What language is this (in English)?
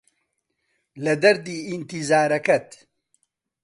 Central Kurdish